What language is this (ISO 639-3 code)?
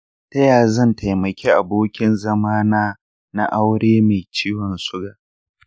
hau